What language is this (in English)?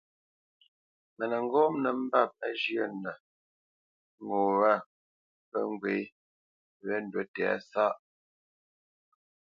Bamenyam